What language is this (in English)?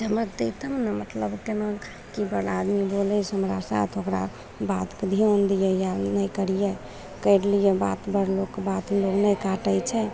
Maithili